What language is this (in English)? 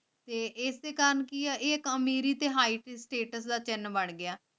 Punjabi